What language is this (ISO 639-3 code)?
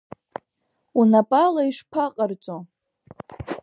abk